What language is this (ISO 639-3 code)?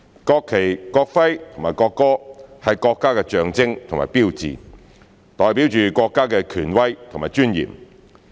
yue